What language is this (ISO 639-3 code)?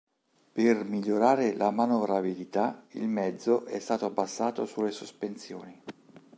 ita